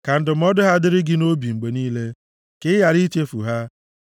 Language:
Igbo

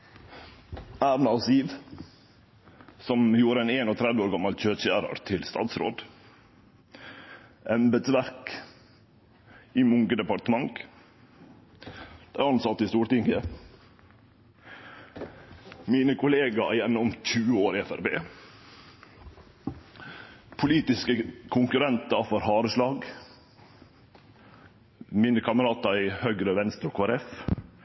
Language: Norwegian Nynorsk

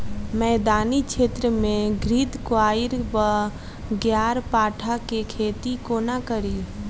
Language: Maithili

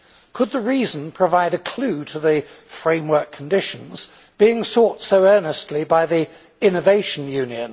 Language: English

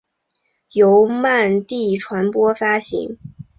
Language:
Chinese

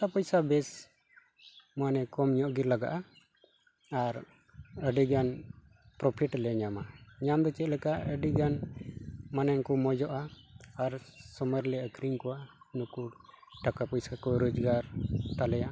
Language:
Santali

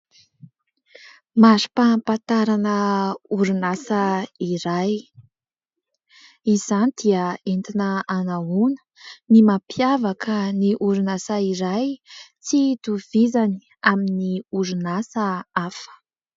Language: Malagasy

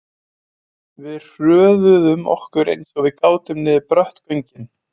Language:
Icelandic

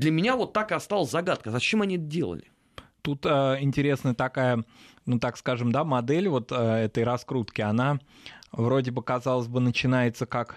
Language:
Russian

